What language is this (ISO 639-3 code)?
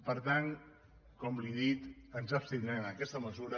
cat